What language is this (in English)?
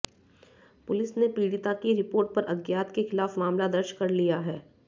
Hindi